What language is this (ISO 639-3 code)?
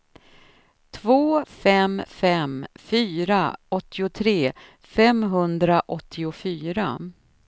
swe